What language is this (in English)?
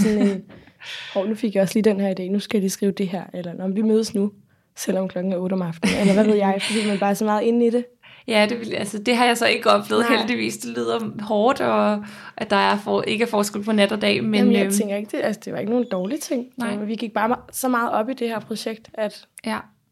Danish